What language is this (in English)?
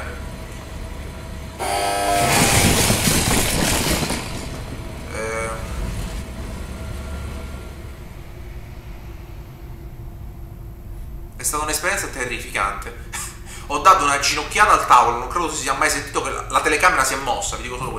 Italian